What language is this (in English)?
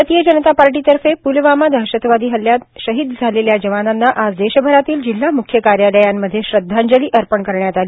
Marathi